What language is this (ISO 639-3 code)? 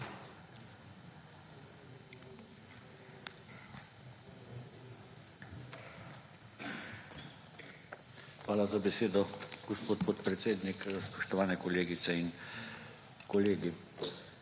slv